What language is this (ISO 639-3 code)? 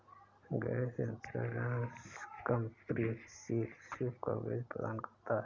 hin